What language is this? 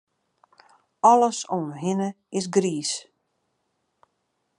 Western Frisian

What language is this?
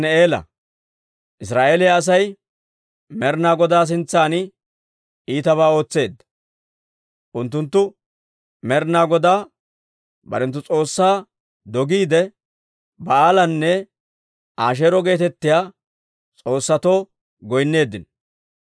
Dawro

